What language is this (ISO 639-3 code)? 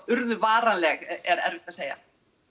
isl